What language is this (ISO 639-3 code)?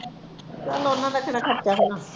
pan